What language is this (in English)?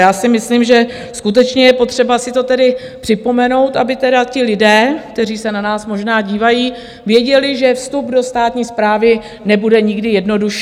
Czech